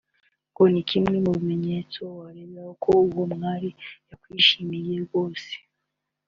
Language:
Kinyarwanda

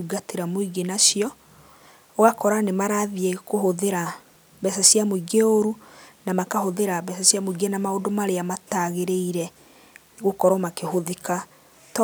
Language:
Kikuyu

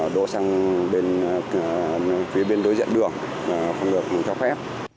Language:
Vietnamese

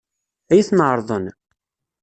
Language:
Kabyle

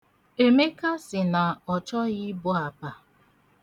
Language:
Igbo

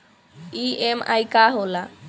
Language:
Bhojpuri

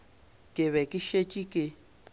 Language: Northern Sotho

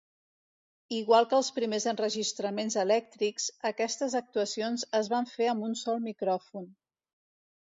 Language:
Catalan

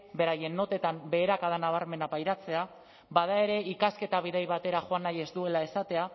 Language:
Basque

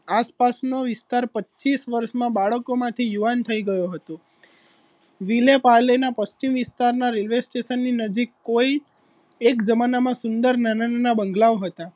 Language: Gujarati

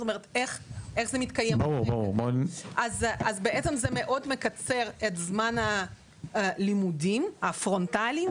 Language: Hebrew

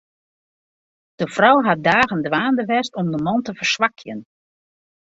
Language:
Western Frisian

